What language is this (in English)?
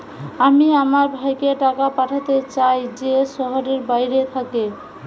Bangla